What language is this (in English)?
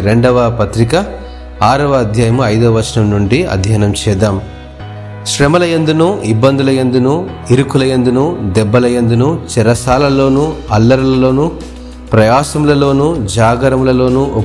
Telugu